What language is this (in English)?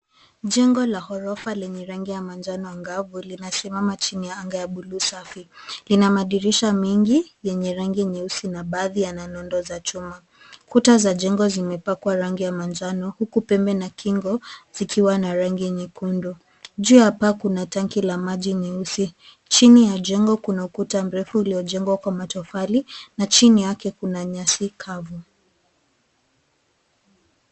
Swahili